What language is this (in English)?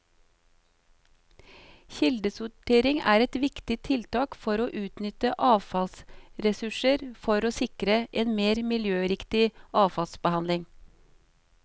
Norwegian